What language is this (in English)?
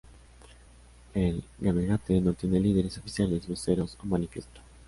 Spanish